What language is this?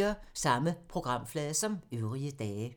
Danish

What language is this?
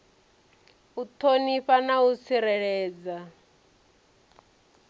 Venda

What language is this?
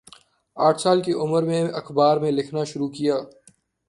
Urdu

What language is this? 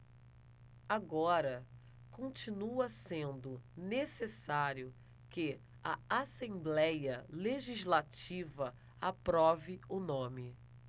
Portuguese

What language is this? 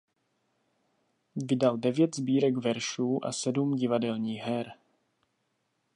Czech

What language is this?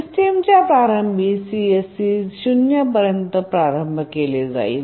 Marathi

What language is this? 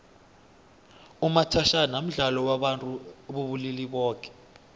South Ndebele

